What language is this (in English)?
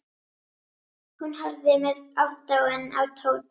Icelandic